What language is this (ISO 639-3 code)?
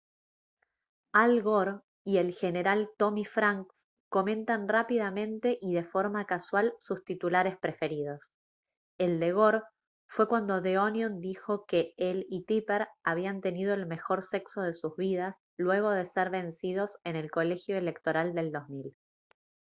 spa